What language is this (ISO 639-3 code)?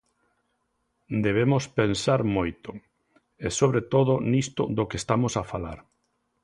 glg